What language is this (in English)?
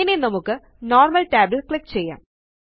Malayalam